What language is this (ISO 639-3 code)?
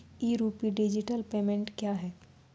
mai